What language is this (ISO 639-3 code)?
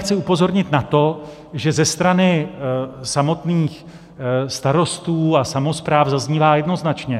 ces